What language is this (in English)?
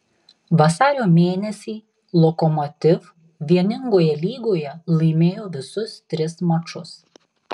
Lithuanian